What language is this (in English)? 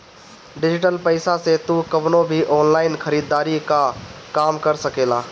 Bhojpuri